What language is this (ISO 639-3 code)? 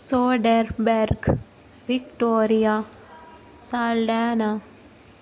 tel